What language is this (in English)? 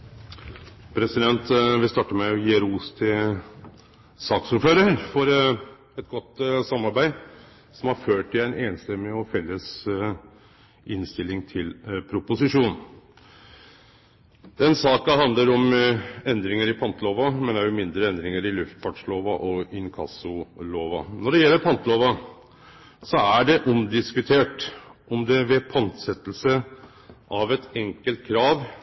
Norwegian Nynorsk